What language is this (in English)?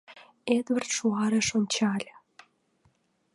Mari